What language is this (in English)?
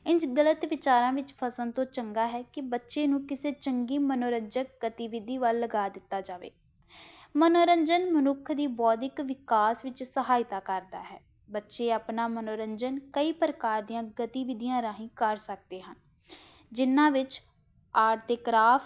Punjabi